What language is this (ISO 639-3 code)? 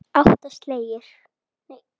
isl